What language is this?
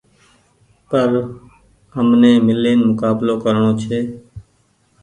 Goaria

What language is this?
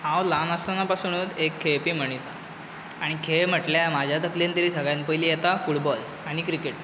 Konkani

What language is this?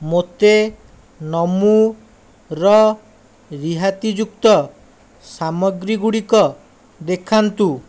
Odia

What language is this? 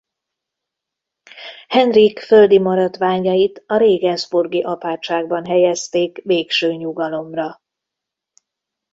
Hungarian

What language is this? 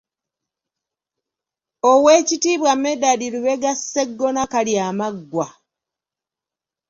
Ganda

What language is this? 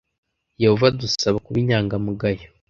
Kinyarwanda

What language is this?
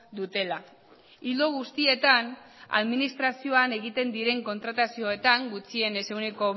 Basque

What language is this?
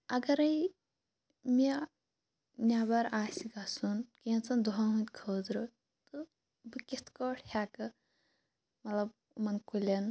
Kashmiri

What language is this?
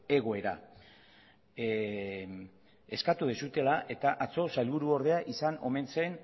Basque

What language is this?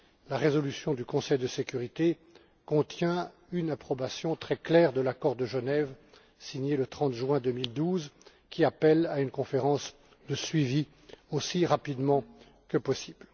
French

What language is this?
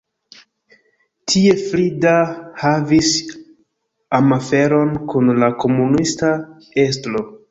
Esperanto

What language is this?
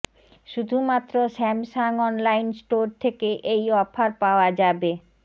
Bangla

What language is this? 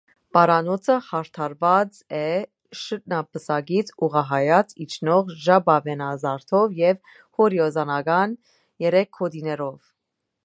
Armenian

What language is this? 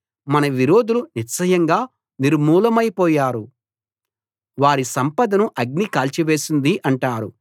Telugu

